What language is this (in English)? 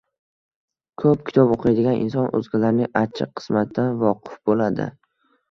Uzbek